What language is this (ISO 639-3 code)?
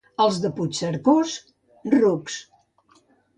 cat